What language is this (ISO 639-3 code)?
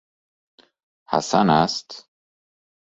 fas